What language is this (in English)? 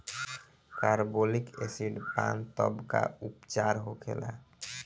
Bhojpuri